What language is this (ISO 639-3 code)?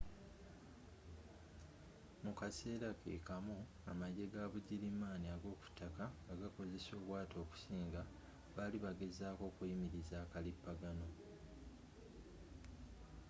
lug